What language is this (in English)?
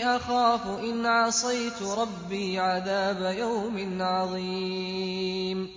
Arabic